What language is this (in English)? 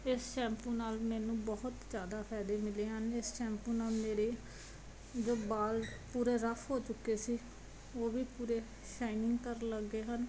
Punjabi